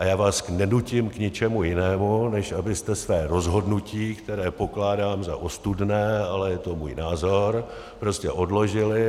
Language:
Czech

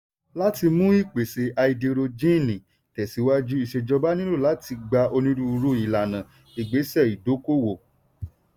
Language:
Yoruba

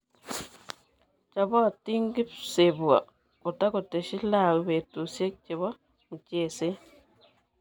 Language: Kalenjin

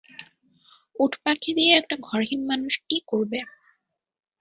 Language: Bangla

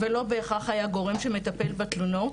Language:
Hebrew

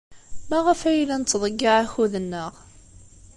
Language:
Kabyle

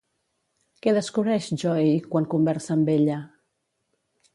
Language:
Catalan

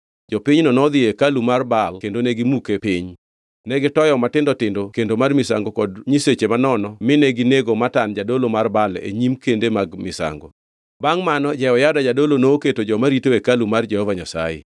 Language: Luo (Kenya and Tanzania)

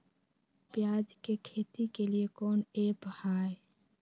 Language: Magahi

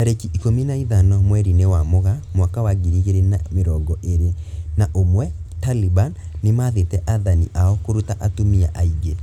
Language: Kikuyu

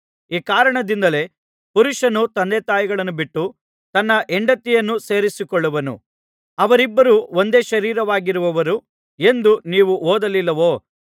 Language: Kannada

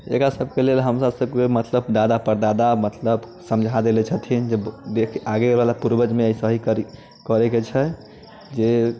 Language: Maithili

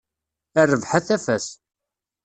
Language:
Kabyle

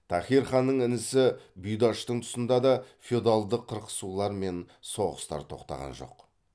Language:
Kazakh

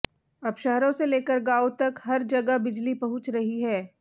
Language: Hindi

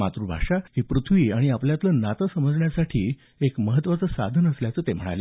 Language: Marathi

